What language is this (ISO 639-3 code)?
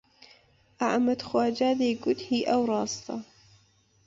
ckb